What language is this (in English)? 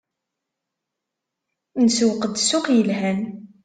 Kabyle